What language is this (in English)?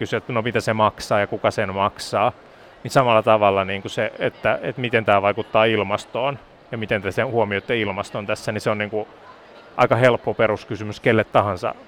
Finnish